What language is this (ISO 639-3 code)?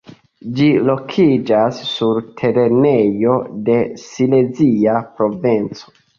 epo